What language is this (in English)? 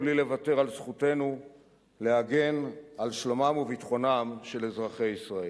Hebrew